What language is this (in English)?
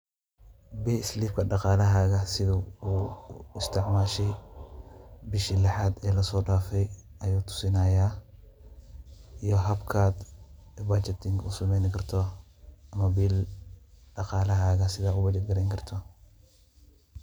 Somali